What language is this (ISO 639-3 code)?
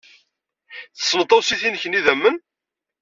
kab